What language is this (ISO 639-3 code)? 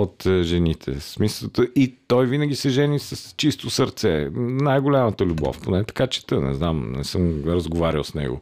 bul